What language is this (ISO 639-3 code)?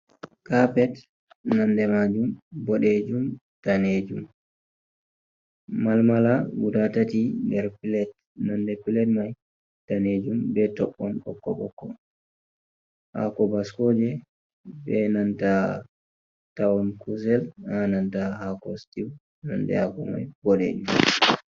ful